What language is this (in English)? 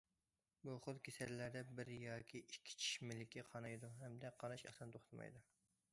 Uyghur